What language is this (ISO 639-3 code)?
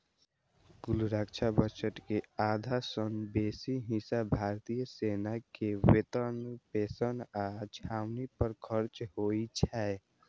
mai